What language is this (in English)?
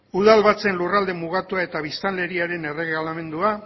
Basque